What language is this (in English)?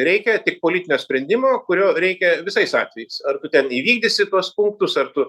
Lithuanian